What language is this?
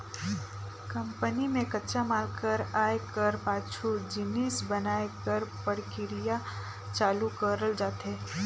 Chhattisgarhi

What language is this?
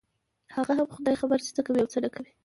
Pashto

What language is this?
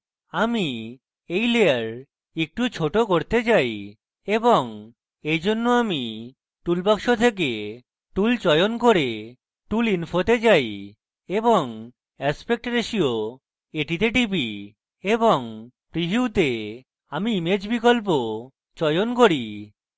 Bangla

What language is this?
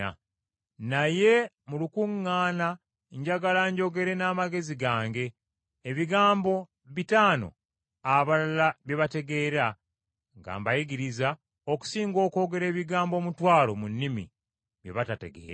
Ganda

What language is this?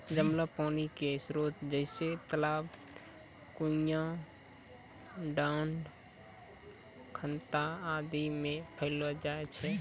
Maithili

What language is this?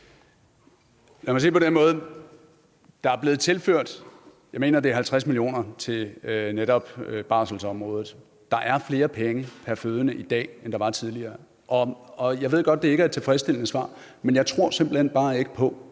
Danish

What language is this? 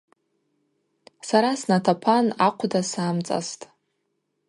Abaza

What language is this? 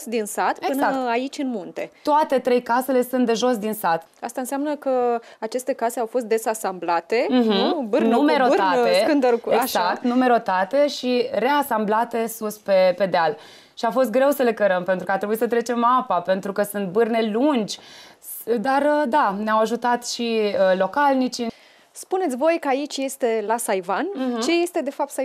Romanian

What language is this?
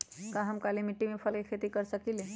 Magahi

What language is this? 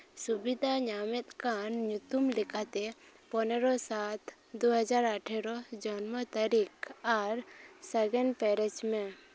Santali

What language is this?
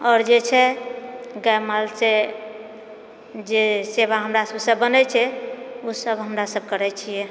Maithili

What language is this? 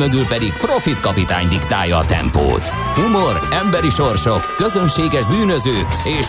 Hungarian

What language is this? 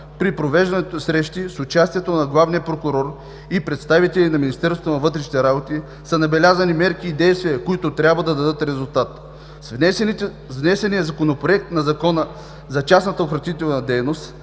Bulgarian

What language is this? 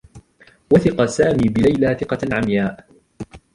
Arabic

